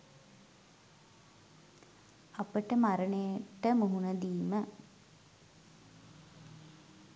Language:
Sinhala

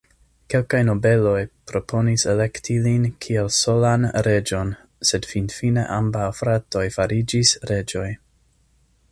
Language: Esperanto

